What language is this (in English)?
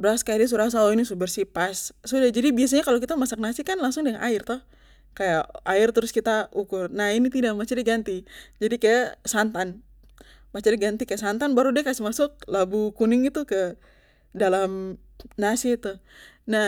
Papuan Malay